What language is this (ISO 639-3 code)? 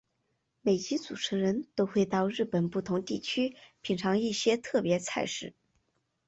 zho